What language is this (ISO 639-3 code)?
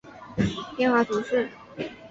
zho